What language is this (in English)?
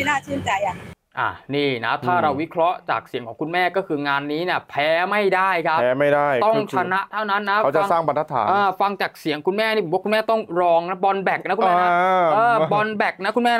Thai